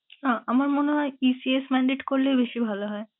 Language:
Bangla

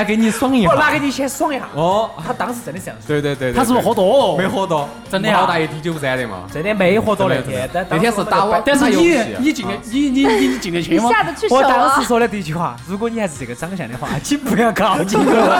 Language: Chinese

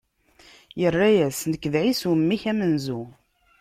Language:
Kabyle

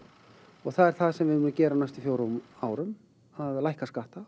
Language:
Icelandic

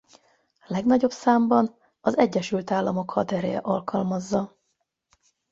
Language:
Hungarian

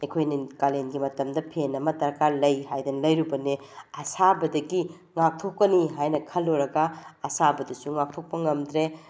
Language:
Manipuri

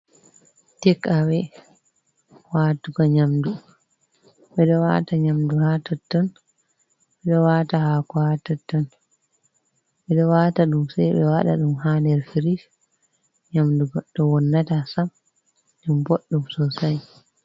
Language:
Fula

